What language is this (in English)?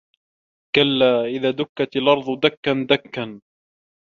Arabic